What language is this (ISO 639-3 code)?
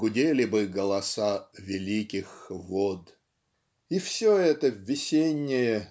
rus